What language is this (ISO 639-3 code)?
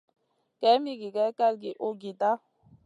mcn